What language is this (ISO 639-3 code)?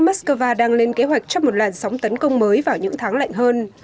vie